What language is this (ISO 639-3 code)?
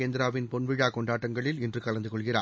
tam